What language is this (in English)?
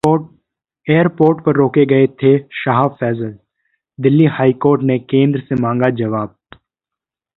Hindi